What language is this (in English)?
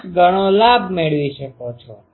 Gujarati